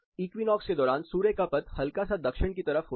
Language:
Hindi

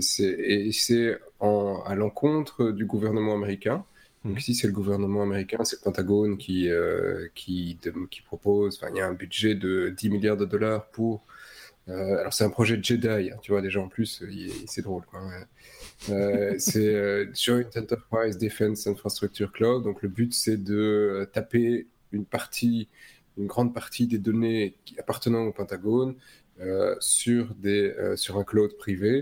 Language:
French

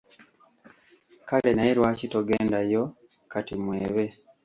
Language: Ganda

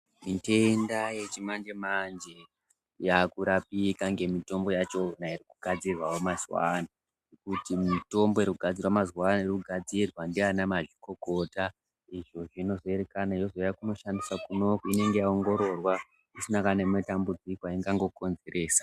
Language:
Ndau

